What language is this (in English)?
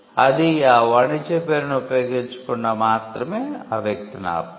Telugu